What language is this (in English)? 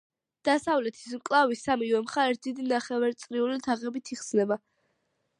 Georgian